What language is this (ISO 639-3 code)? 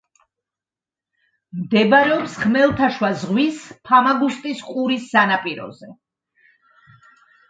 kat